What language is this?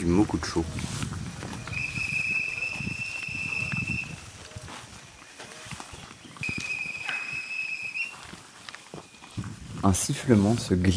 French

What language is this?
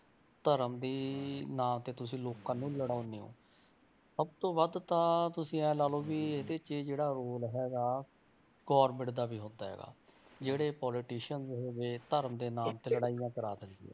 Punjabi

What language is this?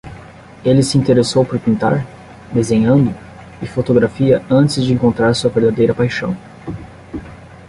Portuguese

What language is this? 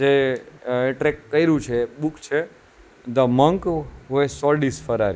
Gujarati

